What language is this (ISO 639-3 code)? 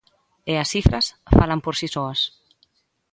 glg